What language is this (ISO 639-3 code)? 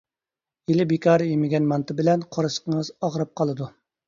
uig